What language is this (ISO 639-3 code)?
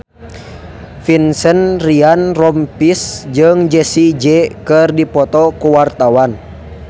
sun